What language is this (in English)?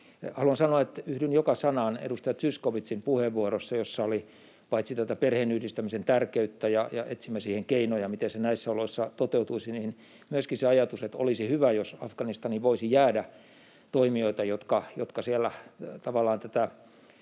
Finnish